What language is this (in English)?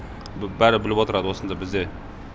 Kazakh